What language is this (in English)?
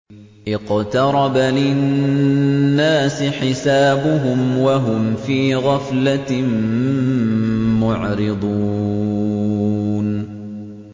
Arabic